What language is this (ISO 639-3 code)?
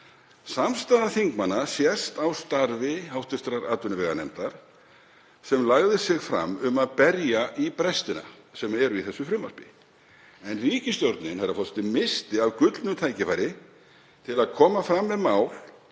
isl